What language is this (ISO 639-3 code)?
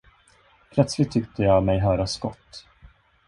swe